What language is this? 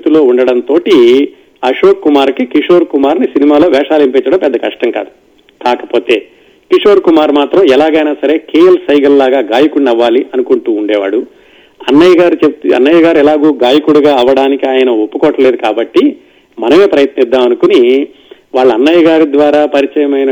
Telugu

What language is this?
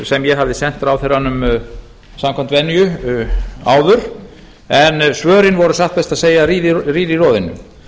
Icelandic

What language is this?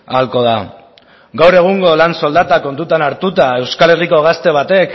Basque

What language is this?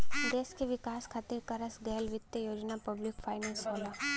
Bhojpuri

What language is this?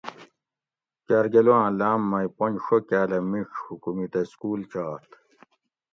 Gawri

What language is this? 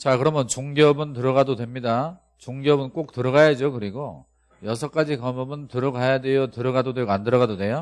Korean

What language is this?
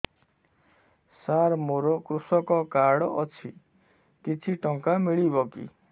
Odia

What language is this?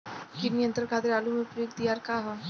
Bhojpuri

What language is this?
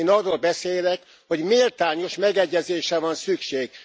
Hungarian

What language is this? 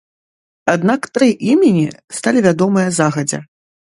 Belarusian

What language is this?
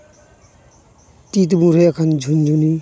Santali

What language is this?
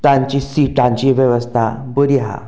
Konkani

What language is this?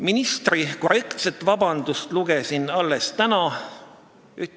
Estonian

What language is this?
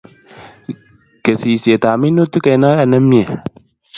Kalenjin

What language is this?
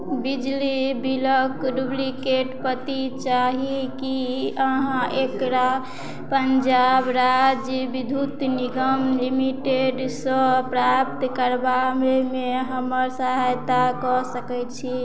Maithili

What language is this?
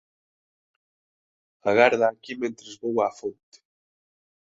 Galician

